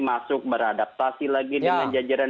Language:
Indonesian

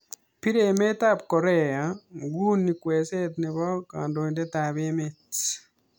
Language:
Kalenjin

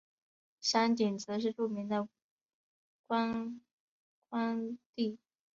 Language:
Chinese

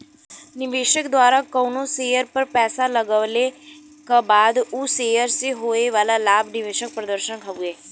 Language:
Bhojpuri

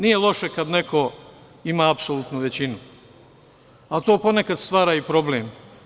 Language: Serbian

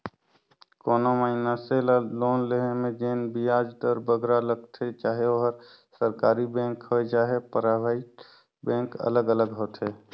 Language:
Chhattisgarhi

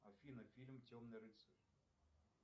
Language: Russian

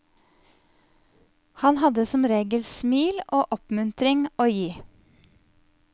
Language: Norwegian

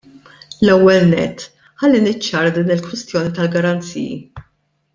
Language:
Maltese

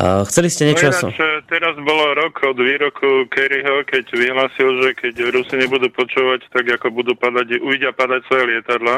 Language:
Slovak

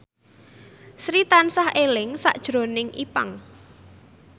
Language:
Javanese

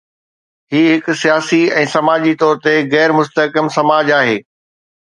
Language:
Sindhi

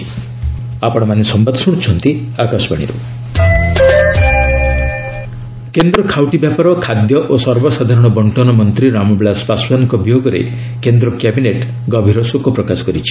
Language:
Odia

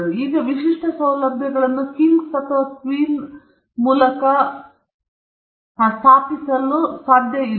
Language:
Kannada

